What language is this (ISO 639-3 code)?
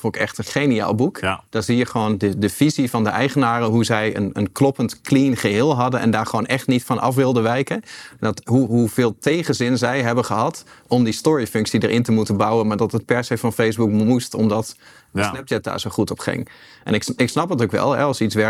nld